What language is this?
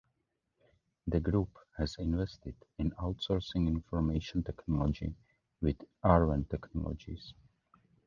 English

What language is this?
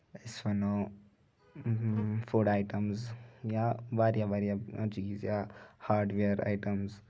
Kashmiri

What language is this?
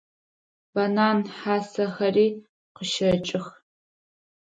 Adyghe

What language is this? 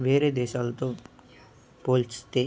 Telugu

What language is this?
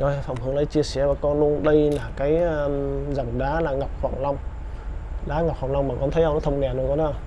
Vietnamese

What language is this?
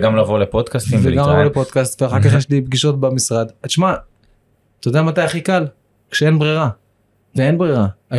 Hebrew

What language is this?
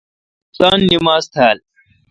Kalkoti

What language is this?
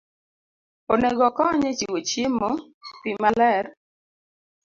Luo (Kenya and Tanzania)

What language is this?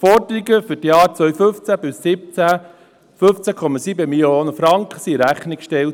Swiss German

